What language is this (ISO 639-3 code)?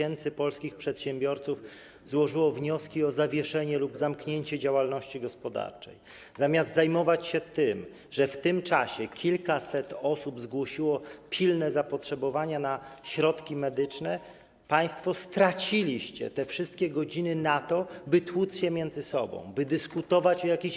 pol